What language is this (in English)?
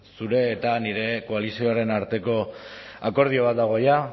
Basque